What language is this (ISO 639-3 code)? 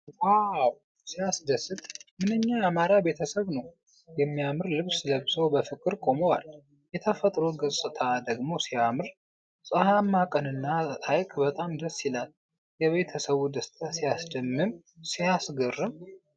amh